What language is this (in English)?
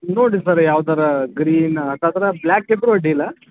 Kannada